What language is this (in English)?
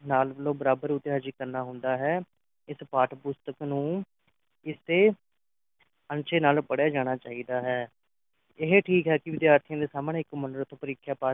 Punjabi